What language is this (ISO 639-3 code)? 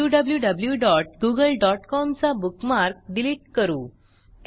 mar